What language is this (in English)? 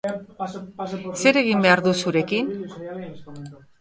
Basque